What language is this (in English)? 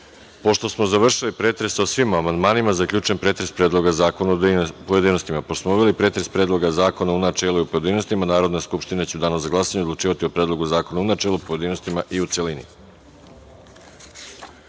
Serbian